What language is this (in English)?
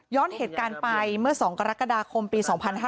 Thai